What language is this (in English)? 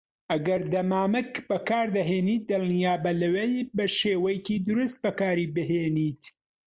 Central Kurdish